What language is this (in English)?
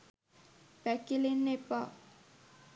Sinhala